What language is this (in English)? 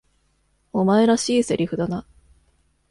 Japanese